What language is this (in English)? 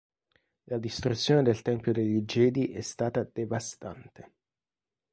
Italian